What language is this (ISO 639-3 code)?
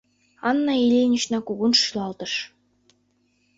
chm